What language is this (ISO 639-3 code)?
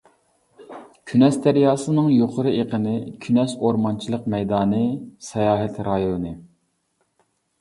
uig